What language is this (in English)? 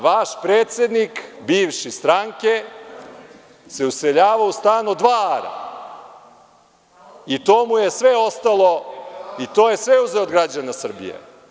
Serbian